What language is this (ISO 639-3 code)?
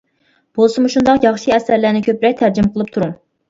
uig